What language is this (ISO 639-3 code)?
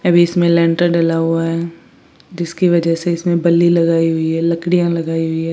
hin